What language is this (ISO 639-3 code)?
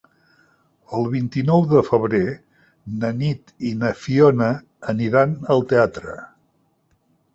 cat